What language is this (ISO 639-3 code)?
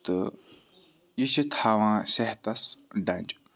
kas